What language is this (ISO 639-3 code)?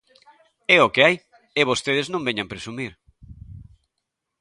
glg